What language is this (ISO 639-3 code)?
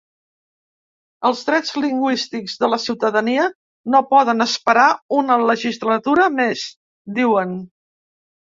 cat